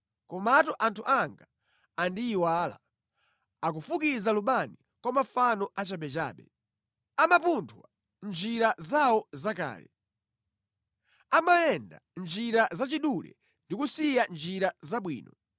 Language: Nyanja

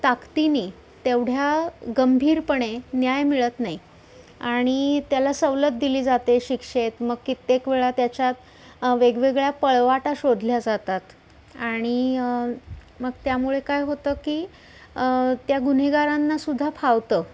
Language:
Marathi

